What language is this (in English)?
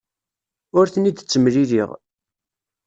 Kabyle